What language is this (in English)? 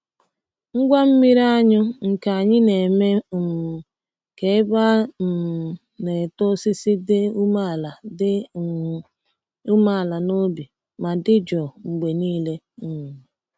Igbo